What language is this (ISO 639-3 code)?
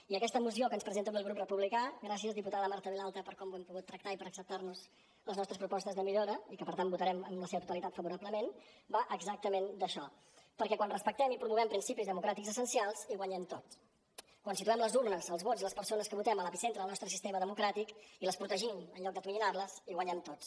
cat